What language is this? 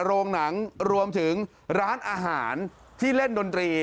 Thai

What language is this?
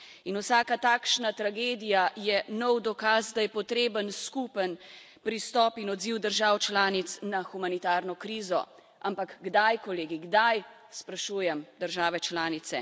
Slovenian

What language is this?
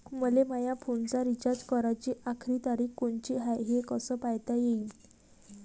Marathi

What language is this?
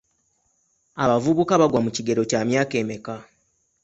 Ganda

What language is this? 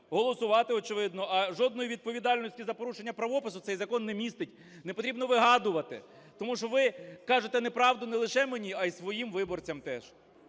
Ukrainian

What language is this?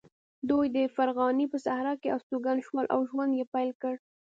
Pashto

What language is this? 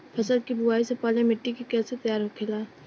Bhojpuri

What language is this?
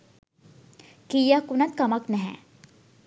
Sinhala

